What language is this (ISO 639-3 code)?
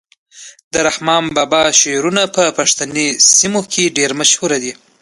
pus